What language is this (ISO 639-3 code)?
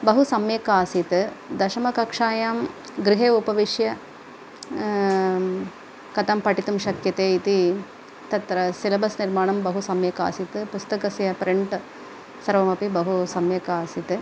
san